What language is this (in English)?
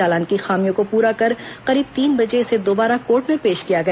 Hindi